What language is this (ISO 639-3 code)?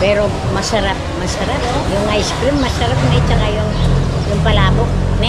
fil